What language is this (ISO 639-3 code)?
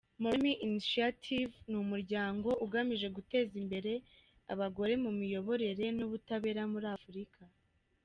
kin